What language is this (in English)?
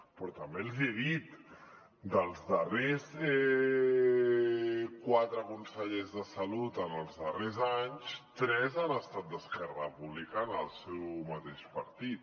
Catalan